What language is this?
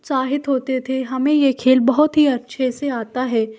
Hindi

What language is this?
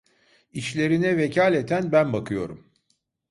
Turkish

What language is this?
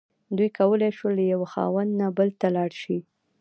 Pashto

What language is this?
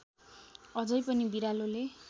Nepali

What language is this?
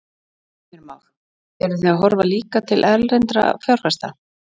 Icelandic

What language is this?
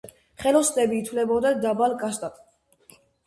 Georgian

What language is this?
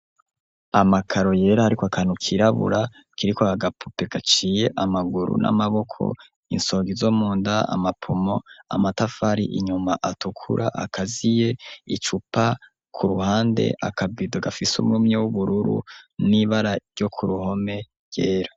Rundi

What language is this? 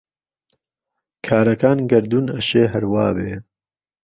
Central Kurdish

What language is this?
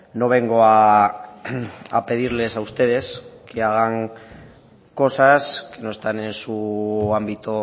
Spanish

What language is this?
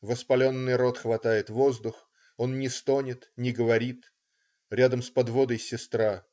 Russian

